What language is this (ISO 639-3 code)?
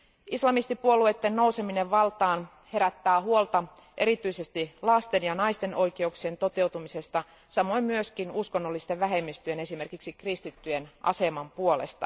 fin